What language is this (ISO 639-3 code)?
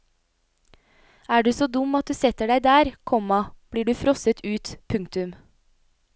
nor